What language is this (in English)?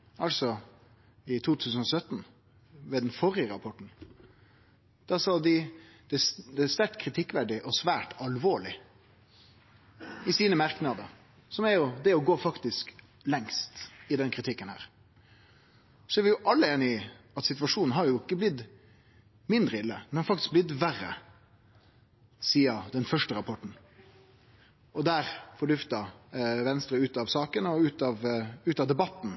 Norwegian Nynorsk